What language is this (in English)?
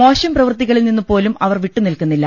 Malayalam